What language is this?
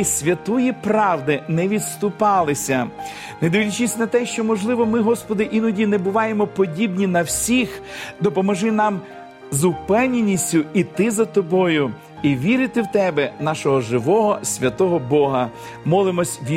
Ukrainian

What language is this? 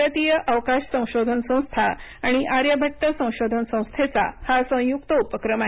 Marathi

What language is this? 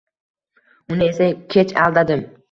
Uzbek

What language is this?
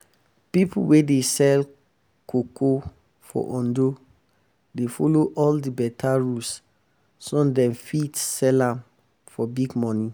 Nigerian Pidgin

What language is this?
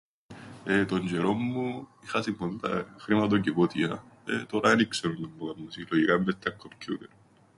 Greek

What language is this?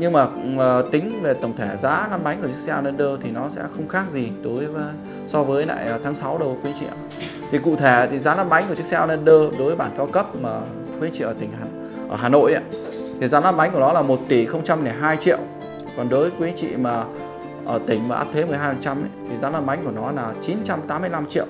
Vietnamese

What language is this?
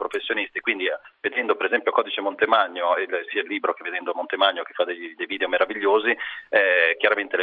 Italian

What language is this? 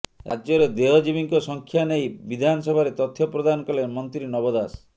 Odia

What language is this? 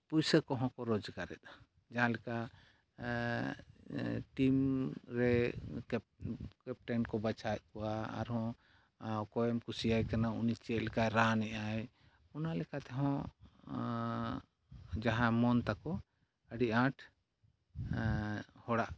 Santali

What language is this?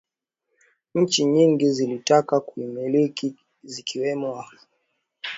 Swahili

